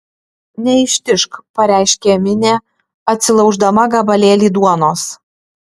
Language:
Lithuanian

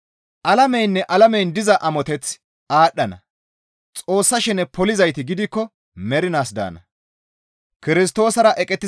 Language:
Gamo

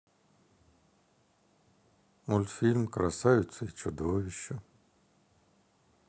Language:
Russian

